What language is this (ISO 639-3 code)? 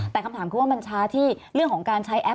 tha